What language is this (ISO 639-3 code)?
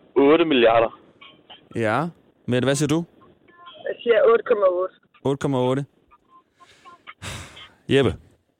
dan